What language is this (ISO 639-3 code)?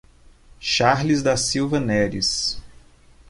por